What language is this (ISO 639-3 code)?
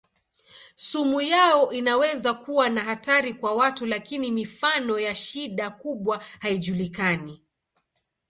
swa